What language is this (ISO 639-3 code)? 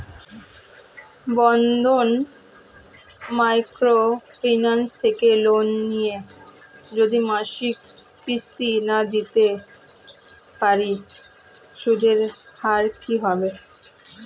ben